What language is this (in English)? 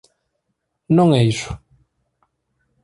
Galician